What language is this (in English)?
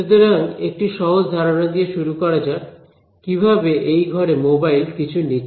Bangla